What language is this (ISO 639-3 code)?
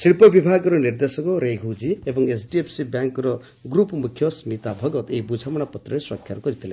ori